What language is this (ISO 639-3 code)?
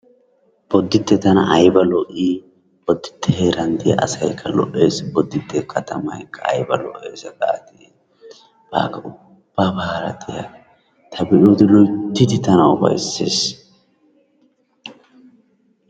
wal